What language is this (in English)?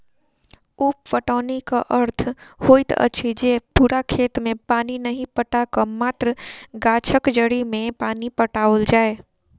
Maithili